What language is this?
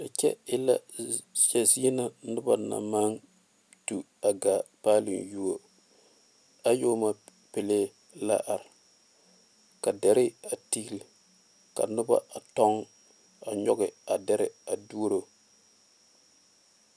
Southern Dagaare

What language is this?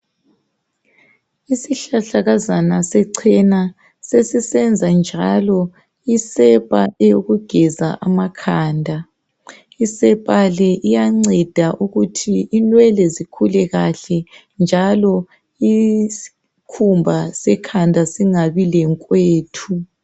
North Ndebele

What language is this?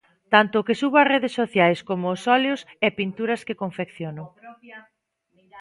Galician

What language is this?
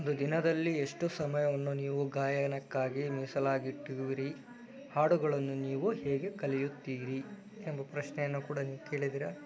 Kannada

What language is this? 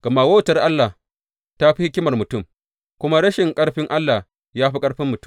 Hausa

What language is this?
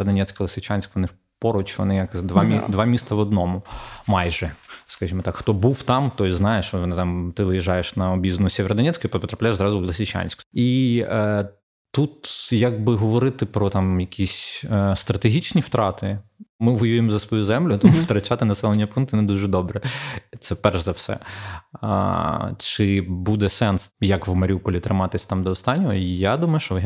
Ukrainian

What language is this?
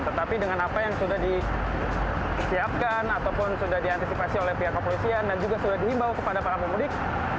Indonesian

